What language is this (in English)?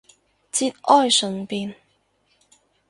Cantonese